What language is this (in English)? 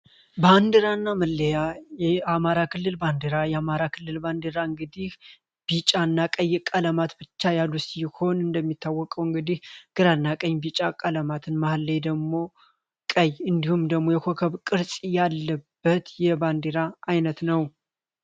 Amharic